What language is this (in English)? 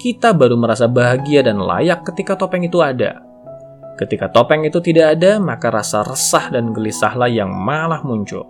Indonesian